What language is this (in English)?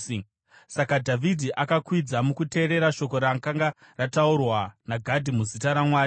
Shona